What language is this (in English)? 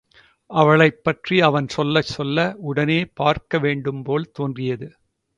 Tamil